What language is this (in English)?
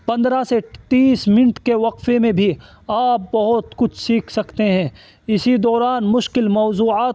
Urdu